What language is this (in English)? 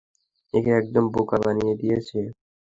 Bangla